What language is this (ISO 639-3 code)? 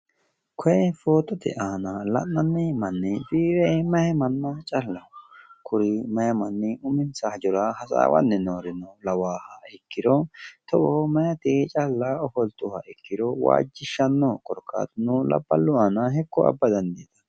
sid